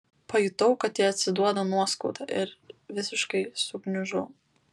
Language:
Lithuanian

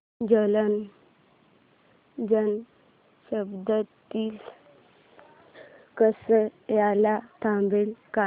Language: Marathi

